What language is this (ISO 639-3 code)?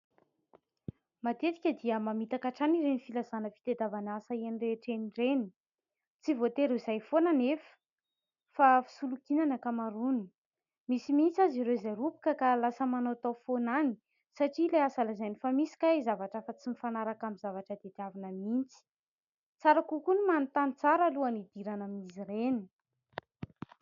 mlg